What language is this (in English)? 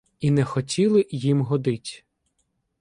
Ukrainian